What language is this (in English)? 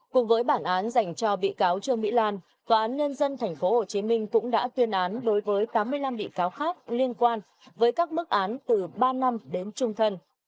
Vietnamese